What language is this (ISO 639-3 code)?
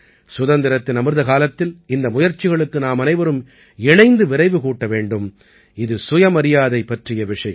tam